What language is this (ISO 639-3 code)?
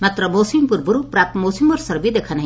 ori